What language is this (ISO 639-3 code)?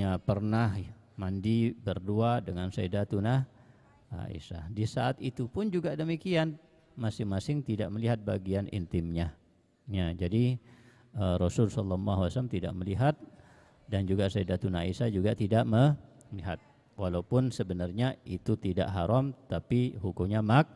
ind